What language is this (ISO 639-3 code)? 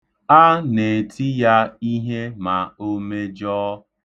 ibo